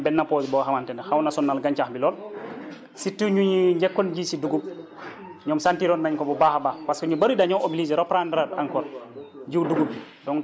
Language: Wolof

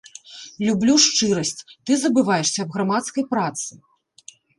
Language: Belarusian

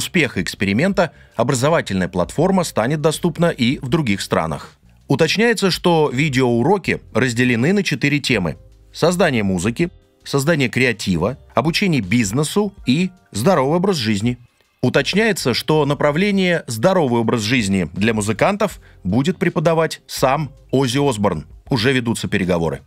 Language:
Russian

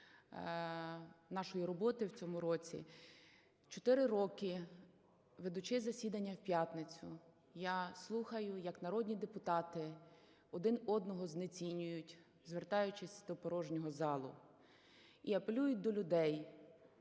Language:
Ukrainian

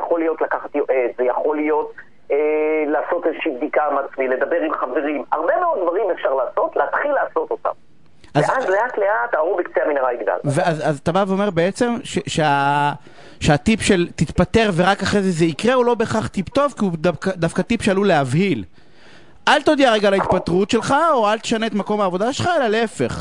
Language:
Hebrew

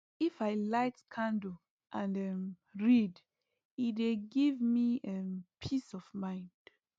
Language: Nigerian Pidgin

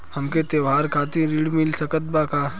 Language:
Bhojpuri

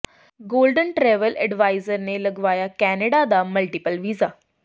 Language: Punjabi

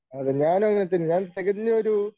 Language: Malayalam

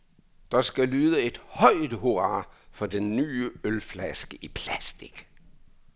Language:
Danish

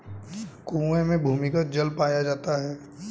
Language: Hindi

